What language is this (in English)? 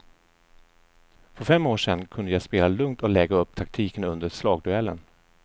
Swedish